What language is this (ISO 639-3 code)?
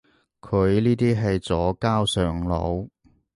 yue